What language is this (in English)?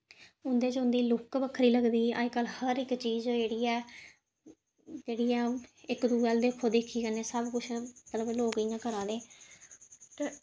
Dogri